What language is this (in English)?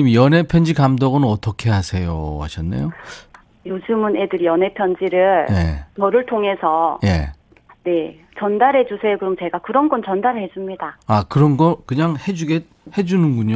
Korean